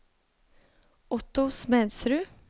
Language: Norwegian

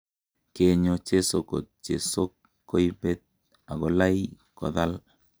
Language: Kalenjin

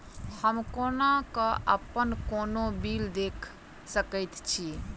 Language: Maithili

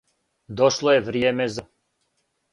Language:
Serbian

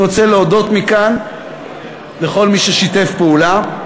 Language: Hebrew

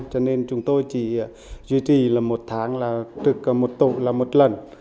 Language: Vietnamese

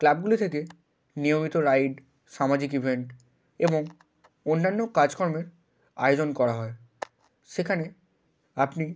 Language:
Bangla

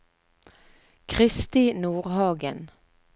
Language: Norwegian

